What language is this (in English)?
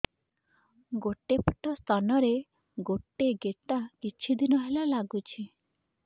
Odia